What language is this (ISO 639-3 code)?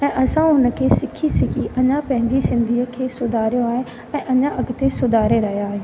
snd